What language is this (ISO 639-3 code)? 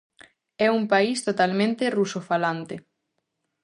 glg